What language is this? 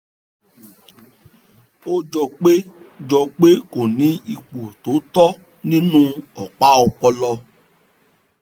Yoruba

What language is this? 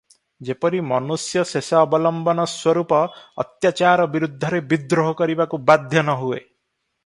Odia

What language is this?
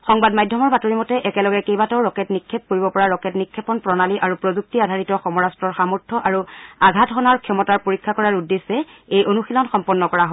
Assamese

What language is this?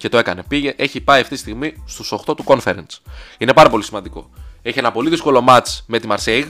Greek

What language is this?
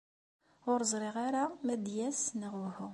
Kabyle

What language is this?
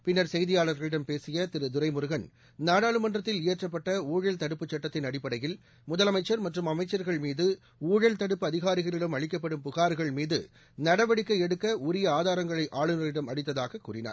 Tamil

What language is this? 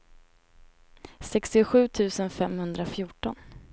Swedish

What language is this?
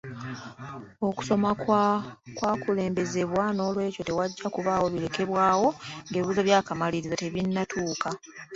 Ganda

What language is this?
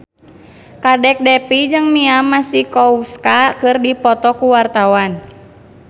Sundanese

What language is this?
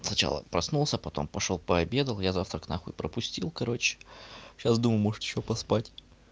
Russian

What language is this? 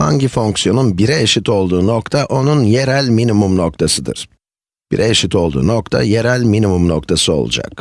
Turkish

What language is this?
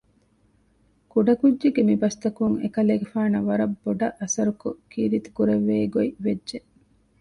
Divehi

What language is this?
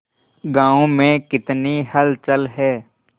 Hindi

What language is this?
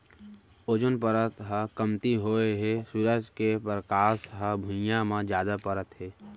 Chhattisgarhi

